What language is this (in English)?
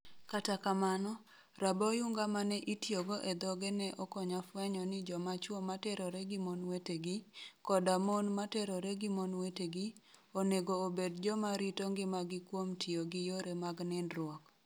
Luo (Kenya and Tanzania)